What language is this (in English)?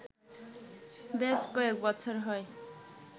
Bangla